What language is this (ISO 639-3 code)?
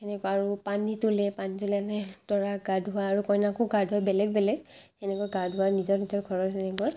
asm